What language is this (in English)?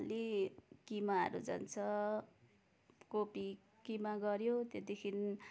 Nepali